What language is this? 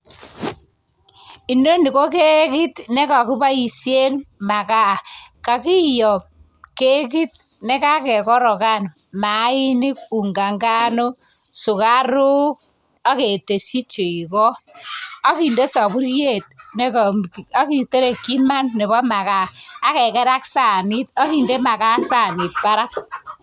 Kalenjin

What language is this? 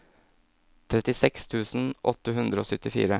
Norwegian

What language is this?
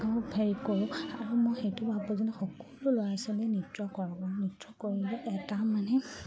Assamese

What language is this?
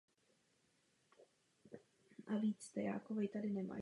Czech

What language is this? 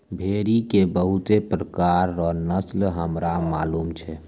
Maithili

